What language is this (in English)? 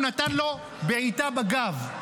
Hebrew